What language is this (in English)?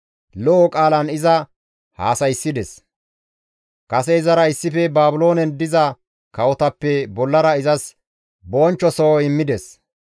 Gamo